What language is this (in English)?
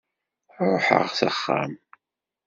Kabyle